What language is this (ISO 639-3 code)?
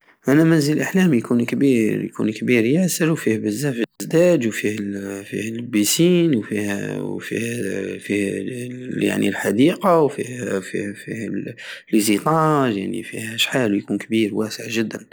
aao